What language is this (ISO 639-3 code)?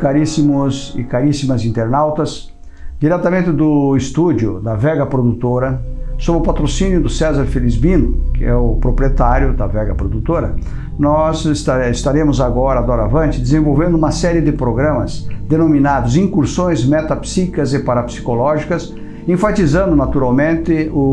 por